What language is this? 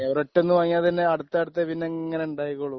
Malayalam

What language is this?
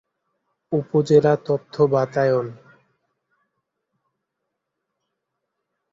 Bangla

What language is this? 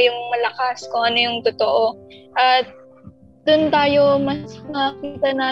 Filipino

